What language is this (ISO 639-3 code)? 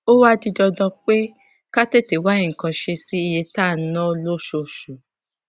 yor